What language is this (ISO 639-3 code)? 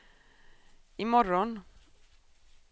swe